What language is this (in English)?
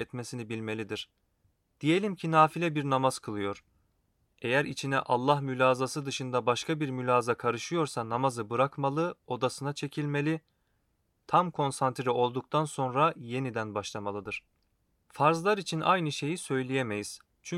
Turkish